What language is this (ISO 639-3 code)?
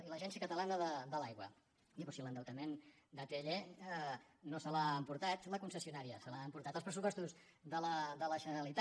cat